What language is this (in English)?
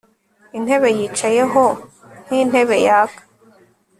Kinyarwanda